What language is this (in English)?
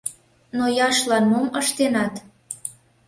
Mari